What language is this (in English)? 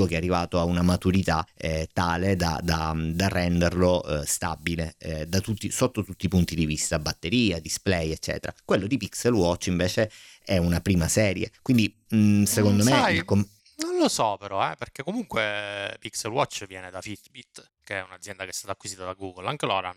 Italian